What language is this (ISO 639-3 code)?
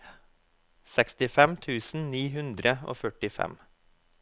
nor